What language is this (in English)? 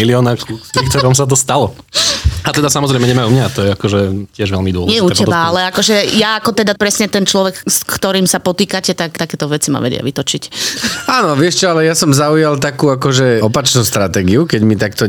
Slovak